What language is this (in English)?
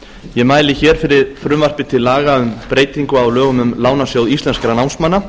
Icelandic